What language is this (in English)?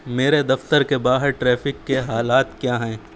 Urdu